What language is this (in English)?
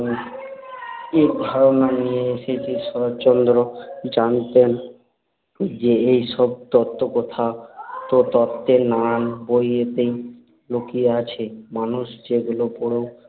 Bangla